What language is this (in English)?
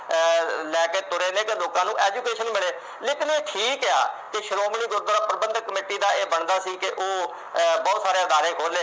Punjabi